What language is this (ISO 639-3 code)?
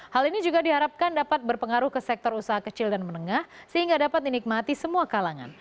ind